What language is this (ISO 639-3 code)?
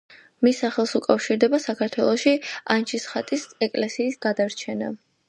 kat